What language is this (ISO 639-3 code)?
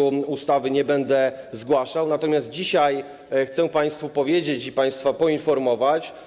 pol